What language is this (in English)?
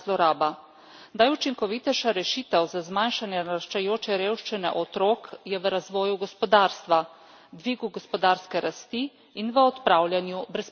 Slovenian